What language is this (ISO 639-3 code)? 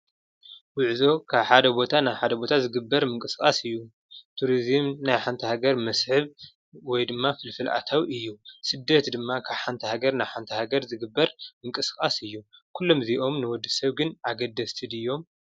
tir